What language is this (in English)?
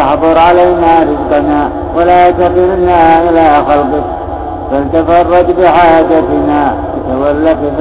Arabic